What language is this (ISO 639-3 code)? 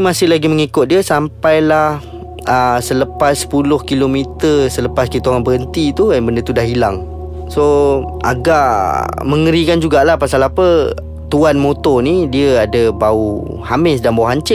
msa